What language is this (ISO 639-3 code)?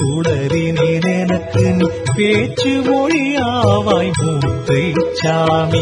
tam